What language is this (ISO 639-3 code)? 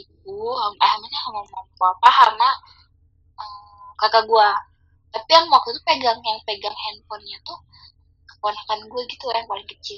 ind